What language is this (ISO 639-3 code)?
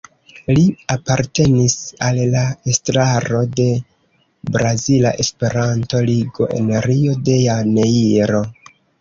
epo